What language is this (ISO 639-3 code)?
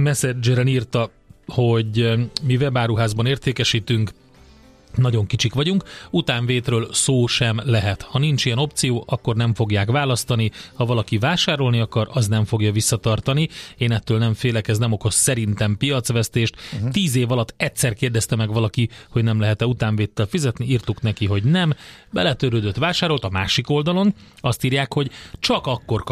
hun